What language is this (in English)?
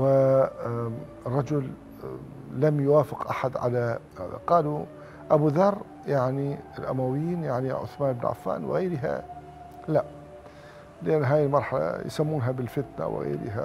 Arabic